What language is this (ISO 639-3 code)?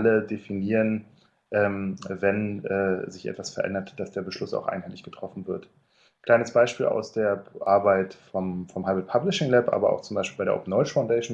deu